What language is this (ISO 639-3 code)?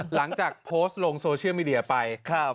tha